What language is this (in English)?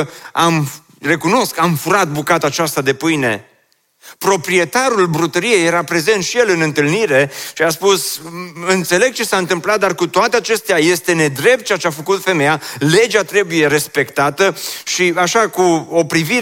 Romanian